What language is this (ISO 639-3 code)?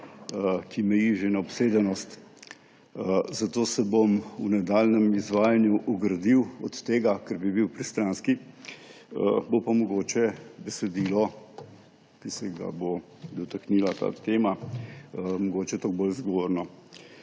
slv